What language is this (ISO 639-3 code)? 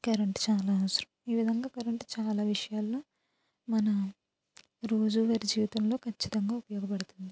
tel